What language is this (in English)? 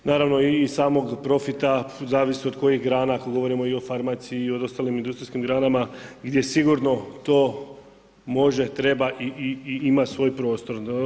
Croatian